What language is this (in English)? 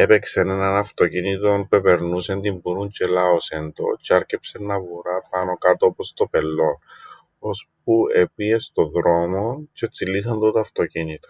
Greek